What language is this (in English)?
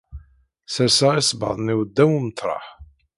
Kabyle